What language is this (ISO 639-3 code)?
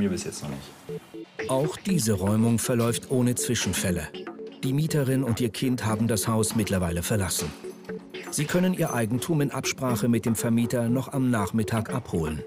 deu